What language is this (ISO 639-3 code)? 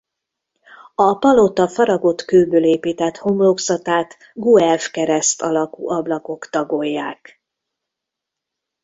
hun